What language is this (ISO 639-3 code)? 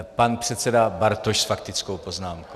ces